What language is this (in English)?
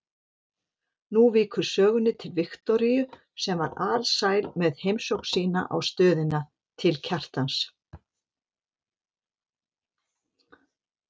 Icelandic